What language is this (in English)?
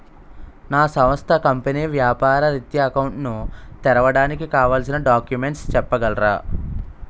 Telugu